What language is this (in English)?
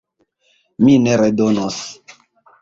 Esperanto